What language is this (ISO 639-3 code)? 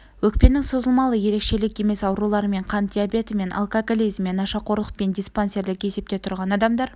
kaz